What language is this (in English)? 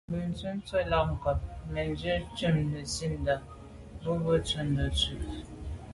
Medumba